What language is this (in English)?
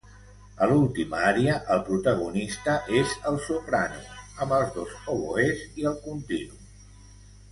Catalan